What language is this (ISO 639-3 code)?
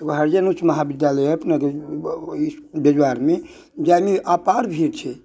mai